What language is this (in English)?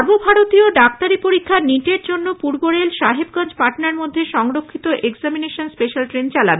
Bangla